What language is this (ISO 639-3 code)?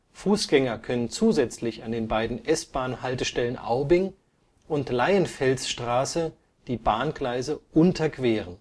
deu